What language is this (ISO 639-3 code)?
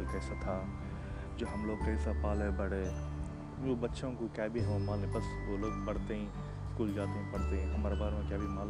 urd